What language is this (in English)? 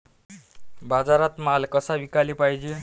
Marathi